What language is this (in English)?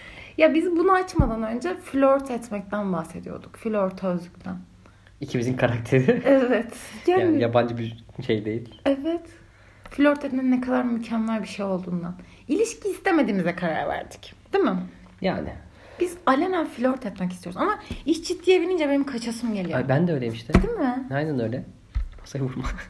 Turkish